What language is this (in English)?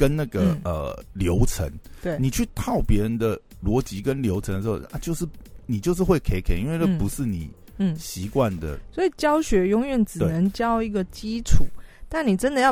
Chinese